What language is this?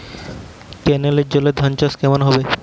Bangla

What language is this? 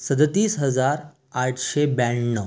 Marathi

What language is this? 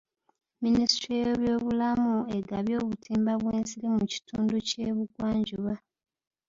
Ganda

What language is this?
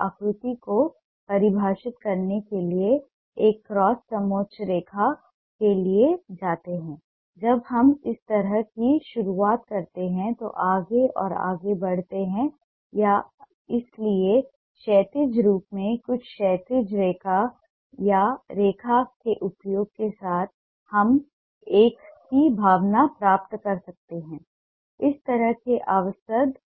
Hindi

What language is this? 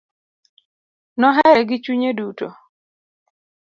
Luo (Kenya and Tanzania)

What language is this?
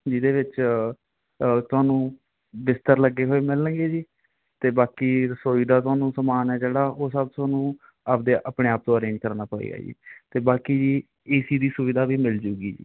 Punjabi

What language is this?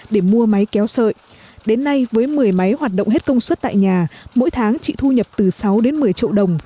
Vietnamese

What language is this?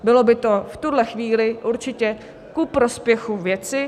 Czech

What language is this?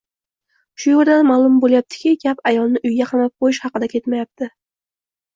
Uzbek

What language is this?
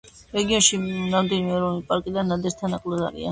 Georgian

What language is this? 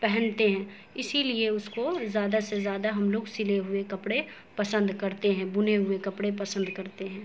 Urdu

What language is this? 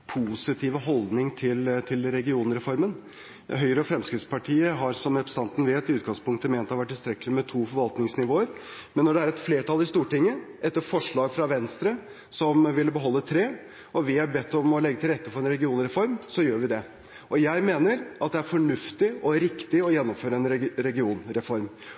Norwegian Bokmål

